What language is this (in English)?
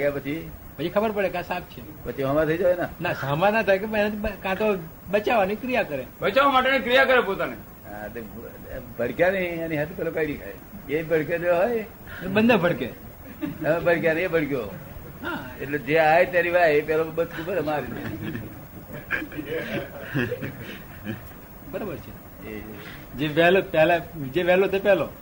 Gujarati